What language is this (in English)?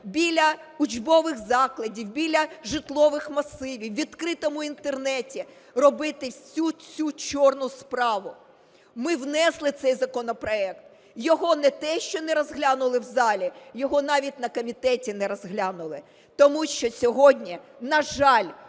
Ukrainian